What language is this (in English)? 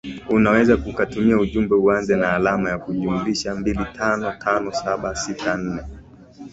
Swahili